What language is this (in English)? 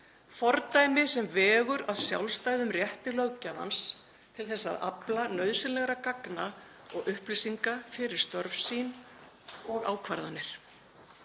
Icelandic